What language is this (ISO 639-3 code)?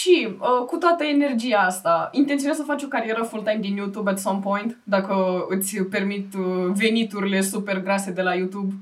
ron